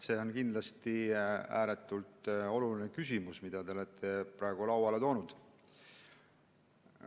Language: Estonian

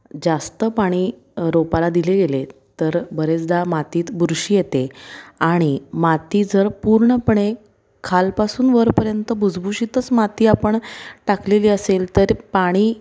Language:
Marathi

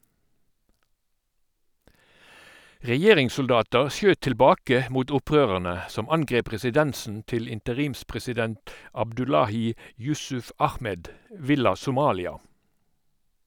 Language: Norwegian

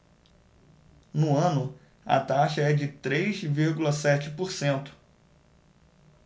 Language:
Portuguese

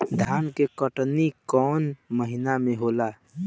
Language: Bhojpuri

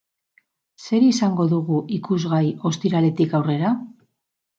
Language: Basque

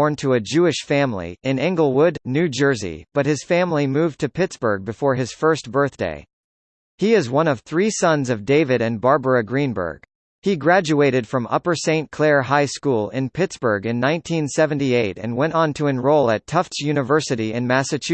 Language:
English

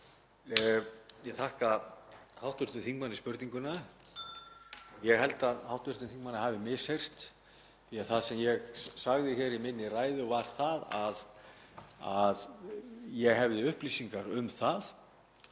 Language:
Icelandic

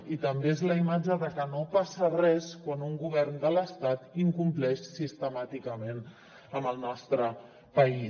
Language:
Catalan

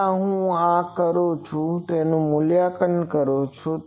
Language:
Gujarati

